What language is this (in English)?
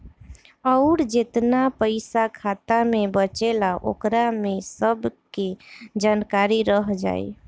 Bhojpuri